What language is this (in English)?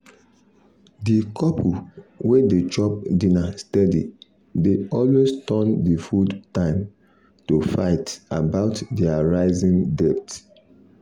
Nigerian Pidgin